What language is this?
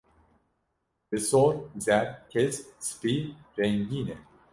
Kurdish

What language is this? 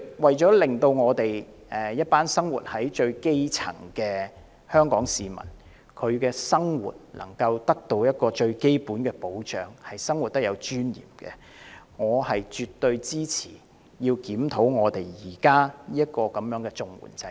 Cantonese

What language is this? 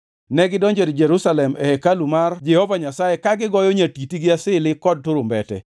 Luo (Kenya and Tanzania)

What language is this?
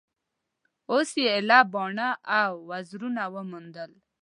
Pashto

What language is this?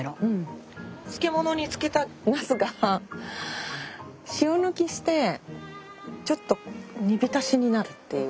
Japanese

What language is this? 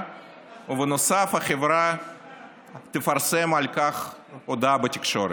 Hebrew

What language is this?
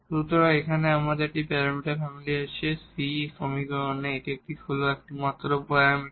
Bangla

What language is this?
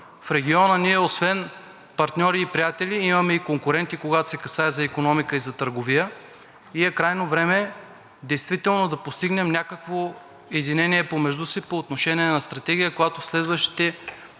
Bulgarian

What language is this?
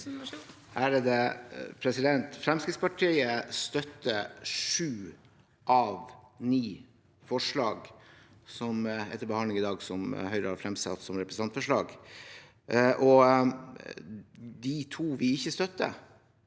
Norwegian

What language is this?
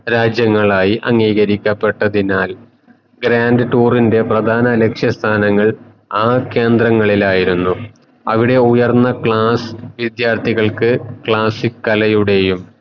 Malayalam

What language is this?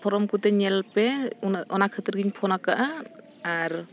Santali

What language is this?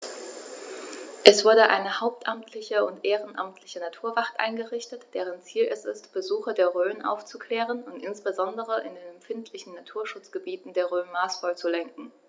German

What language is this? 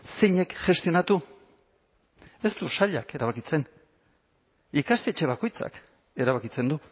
Basque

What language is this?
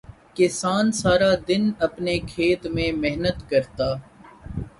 Urdu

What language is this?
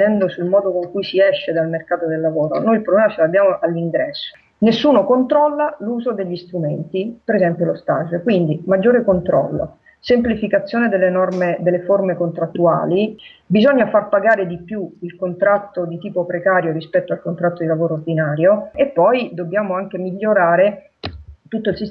Italian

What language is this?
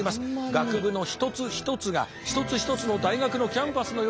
Japanese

